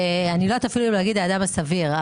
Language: Hebrew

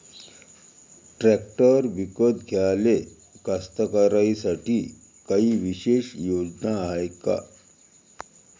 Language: Marathi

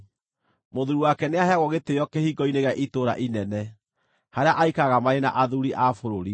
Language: Kikuyu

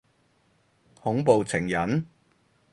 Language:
Cantonese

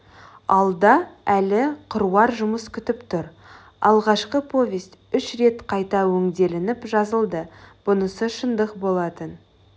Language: Kazakh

